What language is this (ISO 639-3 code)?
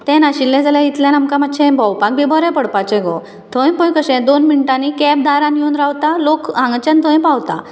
kok